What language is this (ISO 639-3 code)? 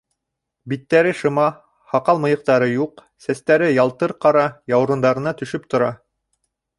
bak